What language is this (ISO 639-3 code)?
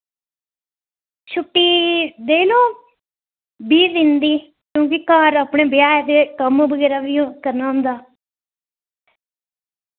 doi